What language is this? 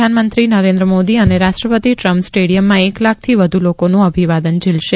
Gujarati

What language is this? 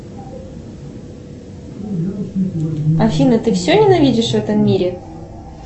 Russian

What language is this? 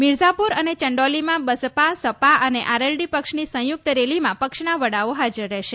Gujarati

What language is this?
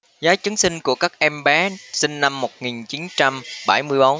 Vietnamese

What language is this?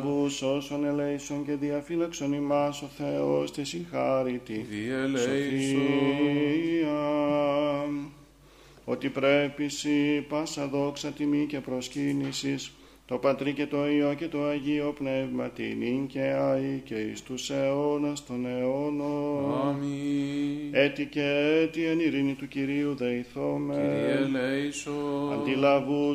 Greek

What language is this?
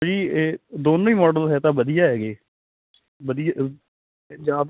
Punjabi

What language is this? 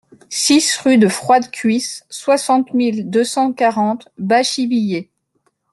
French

